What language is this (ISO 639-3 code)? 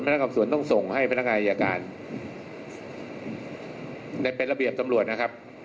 tha